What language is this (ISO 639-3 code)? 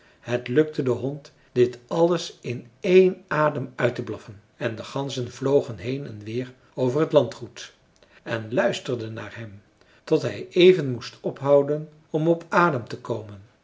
nld